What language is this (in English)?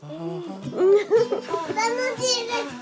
Japanese